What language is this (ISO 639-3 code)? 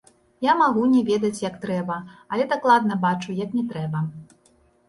bel